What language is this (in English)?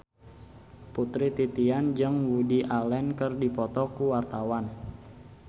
Sundanese